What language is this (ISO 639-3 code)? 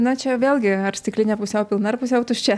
lit